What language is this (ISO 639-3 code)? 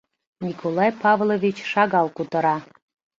chm